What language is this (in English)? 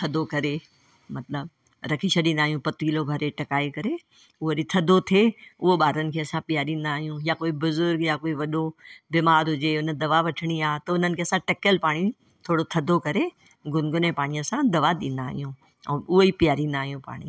Sindhi